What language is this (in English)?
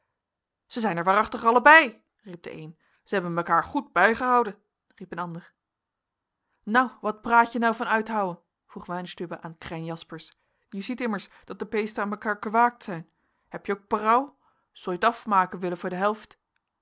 Dutch